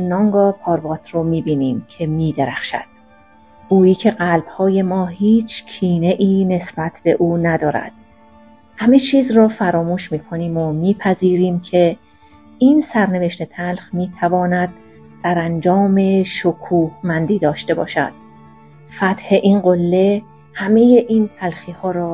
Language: Persian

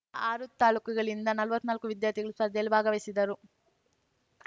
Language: Kannada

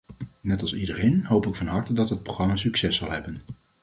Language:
Dutch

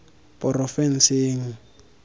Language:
Tswana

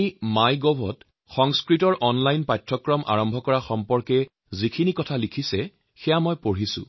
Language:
Assamese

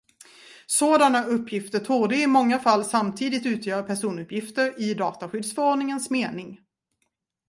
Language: Swedish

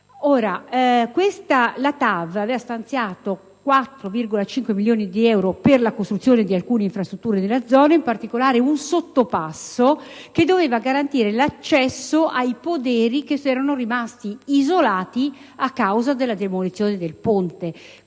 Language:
Italian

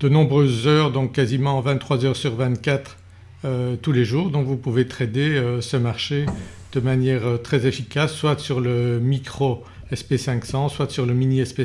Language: French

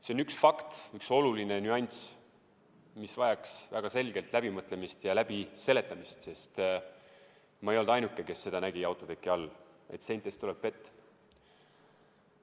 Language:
Estonian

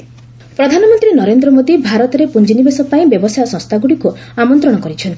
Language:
Odia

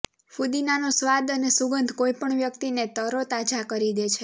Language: Gujarati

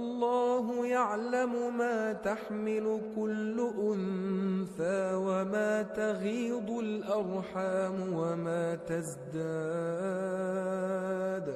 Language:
Arabic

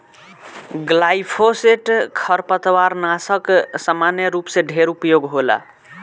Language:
Bhojpuri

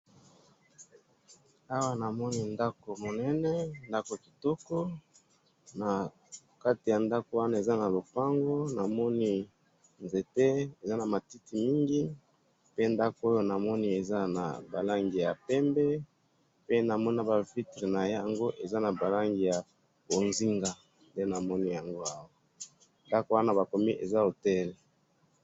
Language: Lingala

